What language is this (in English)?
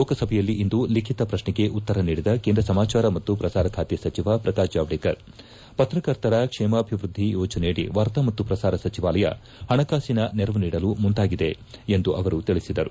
Kannada